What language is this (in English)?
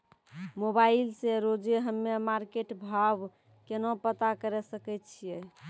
Maithili